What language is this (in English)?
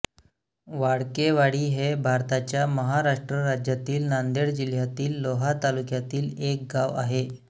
Marathi